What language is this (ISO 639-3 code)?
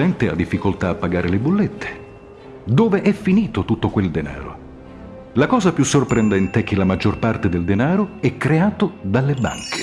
ita